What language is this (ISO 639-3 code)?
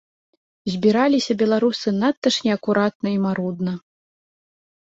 bel